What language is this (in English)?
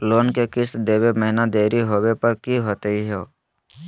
Magahi